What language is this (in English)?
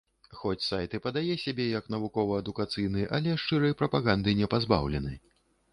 Belarusian